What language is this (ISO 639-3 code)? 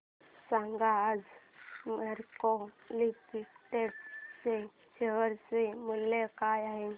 mar